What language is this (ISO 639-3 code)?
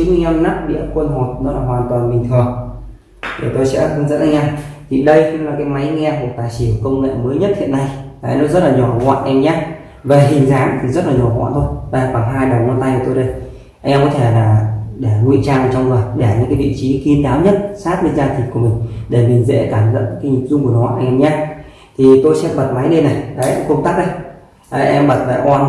vie